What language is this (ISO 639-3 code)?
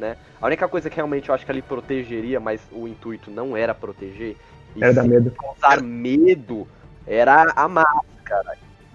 por